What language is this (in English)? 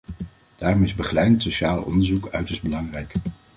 Dutch